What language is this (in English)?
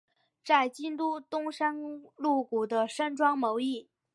Chinese